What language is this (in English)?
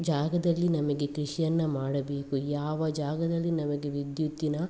Kannada